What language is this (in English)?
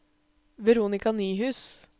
Norwegian